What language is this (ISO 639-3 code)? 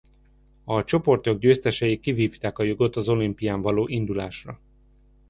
hun